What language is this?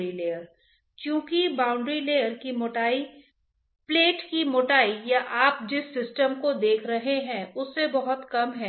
Hindi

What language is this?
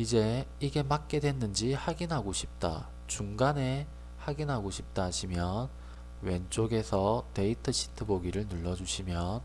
Korean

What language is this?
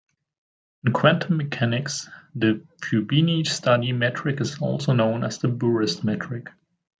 English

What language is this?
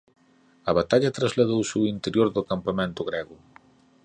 Galician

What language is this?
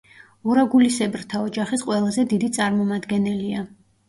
Georgian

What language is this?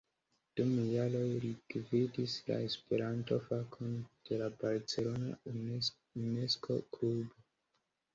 Esperanto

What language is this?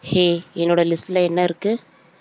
Tamil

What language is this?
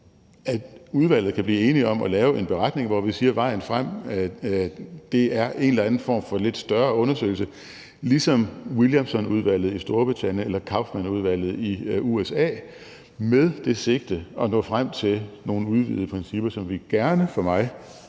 Danish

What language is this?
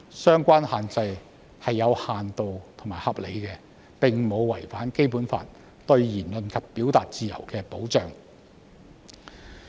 Cantonese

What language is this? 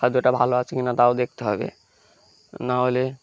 Bangla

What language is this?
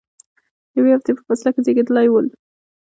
Pashto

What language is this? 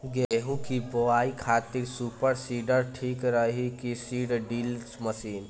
Bhojpuri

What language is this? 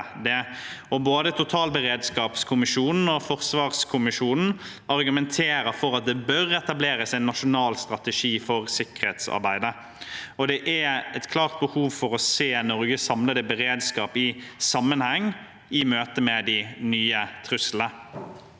Norwegian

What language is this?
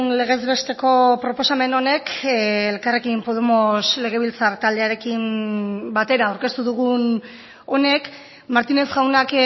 Basque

